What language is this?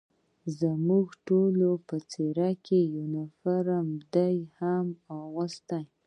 Pashto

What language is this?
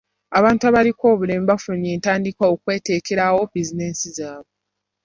Ganda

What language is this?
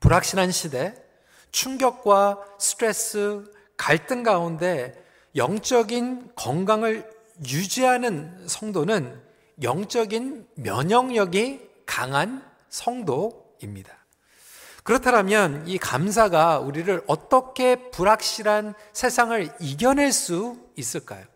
Korean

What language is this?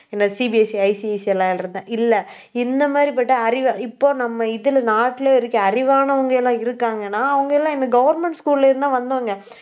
Tamil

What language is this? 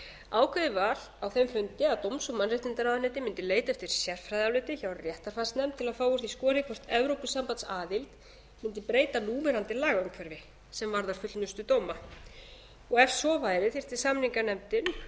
Icelandic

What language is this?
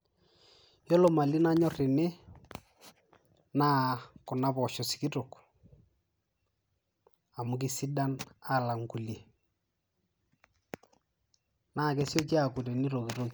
Masai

